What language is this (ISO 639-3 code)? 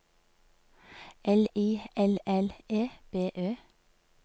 nor